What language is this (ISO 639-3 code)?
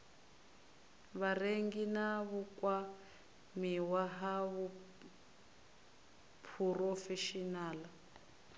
ven